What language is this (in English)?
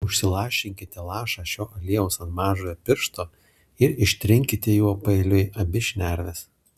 Lithuanian